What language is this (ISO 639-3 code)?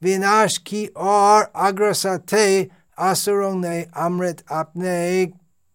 hin